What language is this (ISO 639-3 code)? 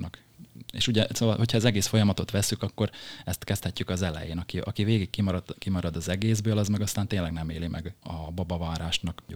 hun